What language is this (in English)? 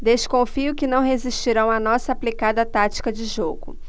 Portuguese